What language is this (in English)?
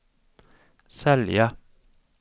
Swedish